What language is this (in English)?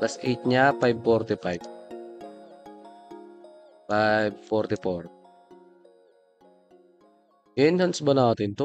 Filipino